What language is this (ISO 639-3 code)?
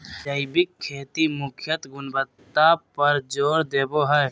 mag